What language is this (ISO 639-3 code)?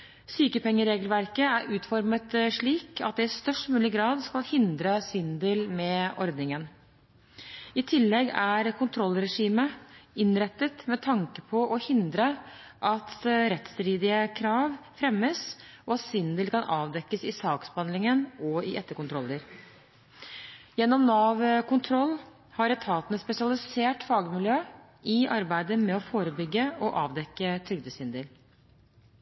nob